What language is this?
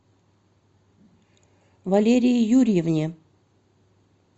Russian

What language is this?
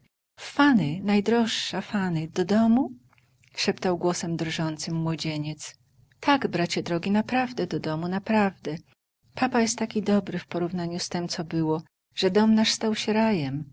Polish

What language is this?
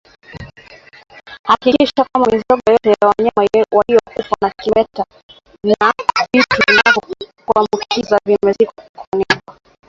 Swahili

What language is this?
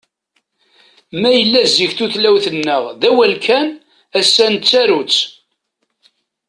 Kabyle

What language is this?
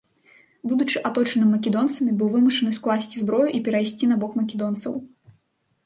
Belarusian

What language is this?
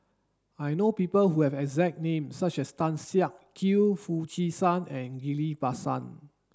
English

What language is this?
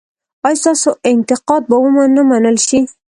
Pashto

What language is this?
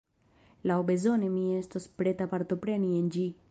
Esperanto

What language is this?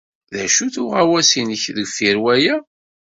Kabyle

